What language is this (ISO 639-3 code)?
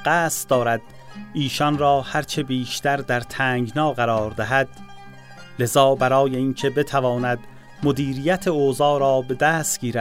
fas